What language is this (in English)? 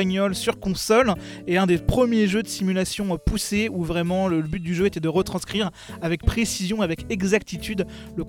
French